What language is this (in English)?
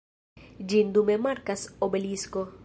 Esperanto